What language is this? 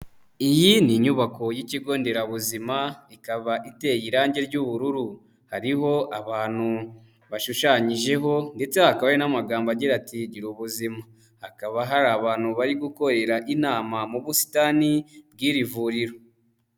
Kinyarwanda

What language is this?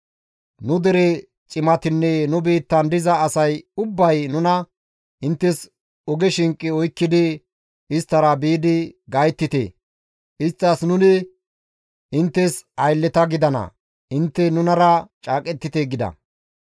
Gamo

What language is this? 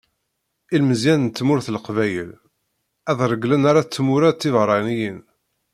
Kabyle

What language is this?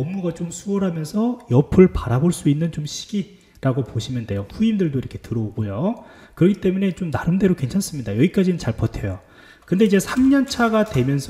Korean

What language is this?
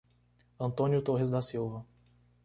Portuguese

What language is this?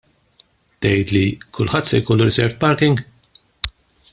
Maltese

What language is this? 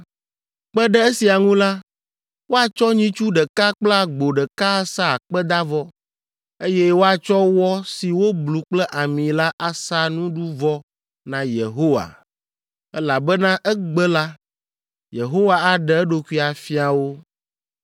Ewe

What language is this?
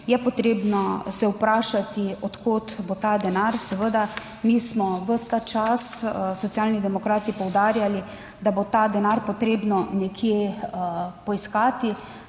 Slovenian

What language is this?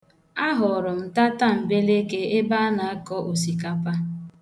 Igbo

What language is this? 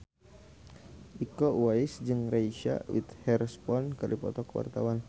Sundanese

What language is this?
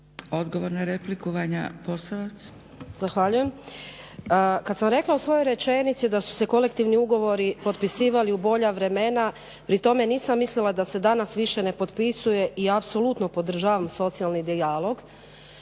Croatian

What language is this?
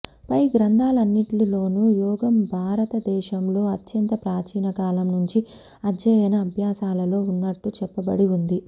Telugu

